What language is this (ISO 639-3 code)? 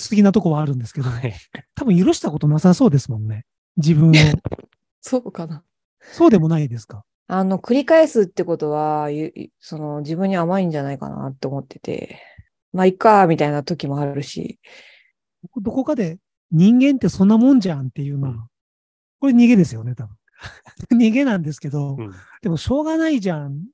jpn